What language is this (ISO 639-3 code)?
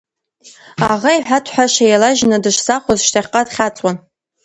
abk